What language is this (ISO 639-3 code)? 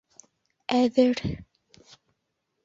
bak